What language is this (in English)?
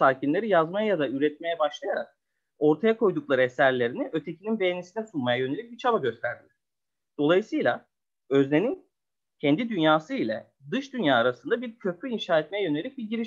Turkish